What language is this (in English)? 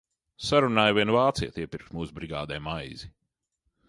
Latvian